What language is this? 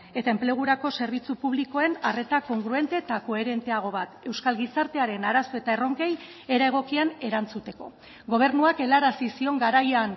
Basque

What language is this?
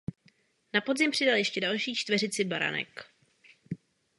Czech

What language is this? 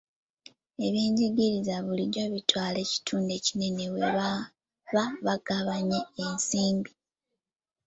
Ganda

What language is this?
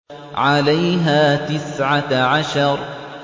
Arabic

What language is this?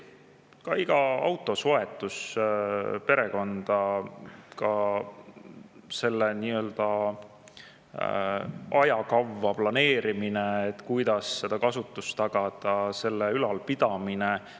Estonian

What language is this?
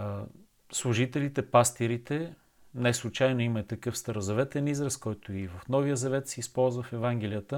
Bulgarian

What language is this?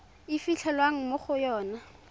Tswana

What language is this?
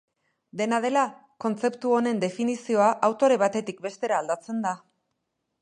Basque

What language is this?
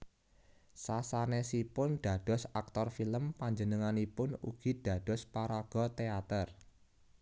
Javanese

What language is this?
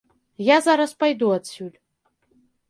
Belarusian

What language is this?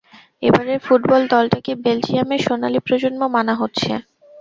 Bangla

